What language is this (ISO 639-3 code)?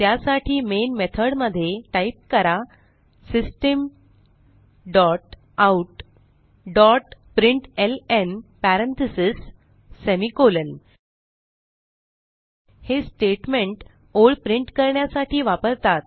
mar